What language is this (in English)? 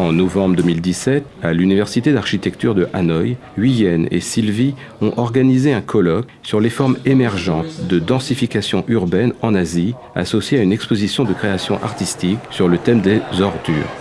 French